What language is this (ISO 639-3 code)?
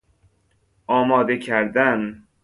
fas